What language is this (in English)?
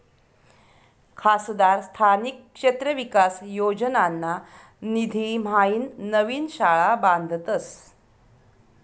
Marathi